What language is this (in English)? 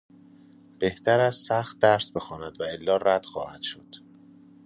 Persian